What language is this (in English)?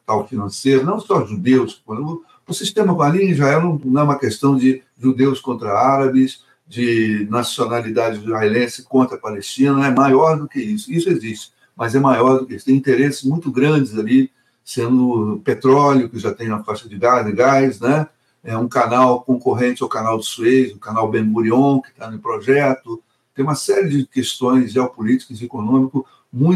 Portuguese